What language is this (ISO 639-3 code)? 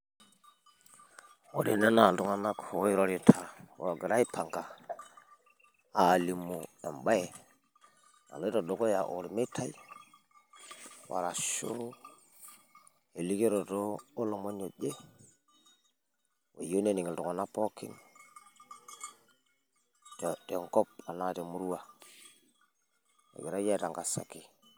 mas